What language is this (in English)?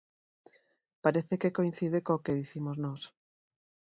Galician